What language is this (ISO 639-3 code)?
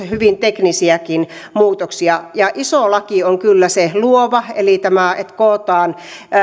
fin